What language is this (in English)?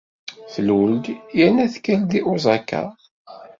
Kabyle